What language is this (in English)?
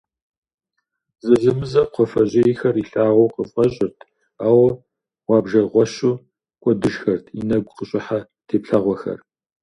Kabardian